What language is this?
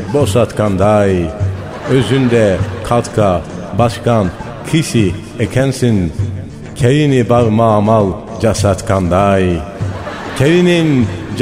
Turkish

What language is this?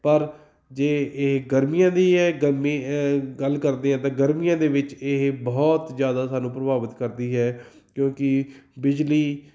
Punjabi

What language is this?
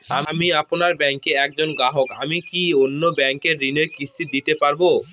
Bangla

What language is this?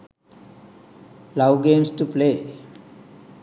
Sinhala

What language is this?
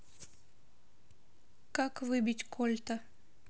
Russian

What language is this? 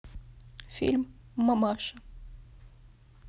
Russian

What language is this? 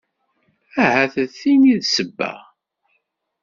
Kabyle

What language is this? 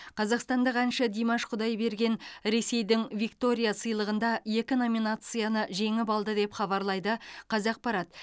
Kazakh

